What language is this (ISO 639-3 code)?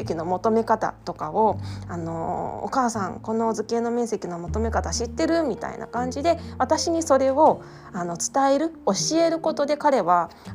jpn